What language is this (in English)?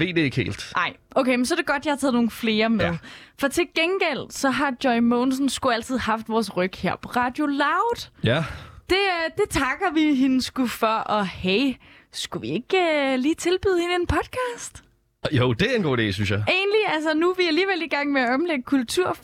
Danish